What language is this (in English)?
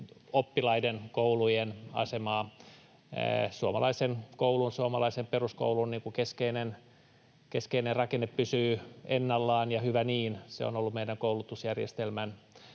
Finnish